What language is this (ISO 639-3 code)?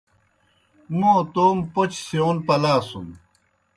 plk